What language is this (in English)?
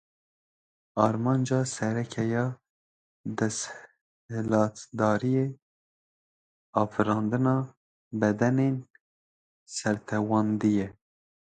Kurdish